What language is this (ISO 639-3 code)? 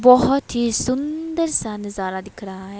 hin